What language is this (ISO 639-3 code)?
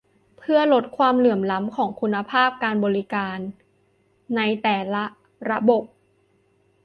tha